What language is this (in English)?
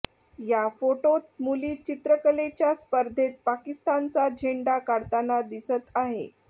Marathi